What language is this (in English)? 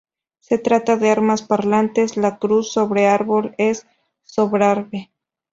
Spanish